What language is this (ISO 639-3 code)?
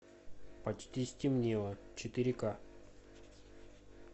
rus